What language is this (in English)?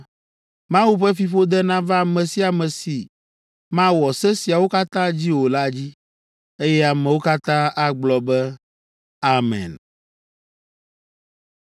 Ewe